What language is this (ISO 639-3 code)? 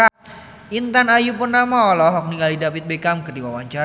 sun